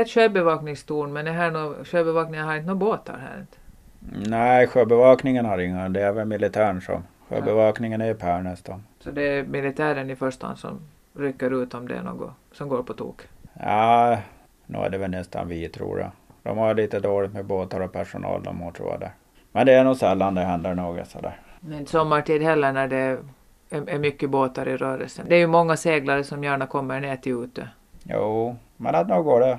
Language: Swedish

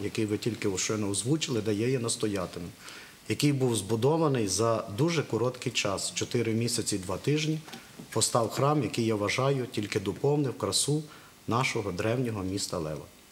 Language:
Ukrainian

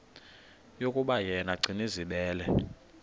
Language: Xhosa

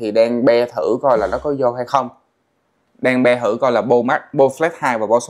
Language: Vietnamese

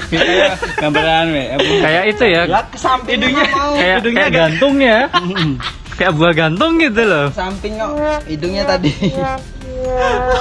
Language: Indonesian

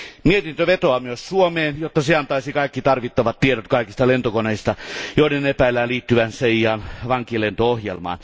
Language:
Finnish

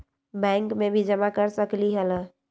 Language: Magahi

